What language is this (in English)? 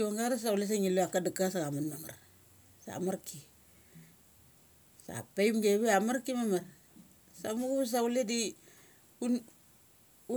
Mali